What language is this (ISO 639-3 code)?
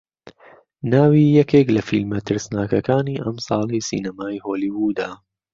ckb